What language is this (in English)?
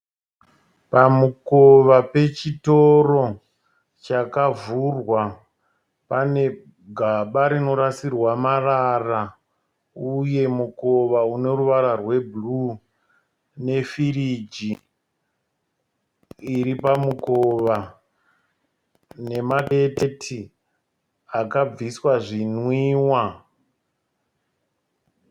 Shona